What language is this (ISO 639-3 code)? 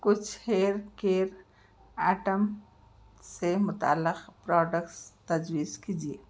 urd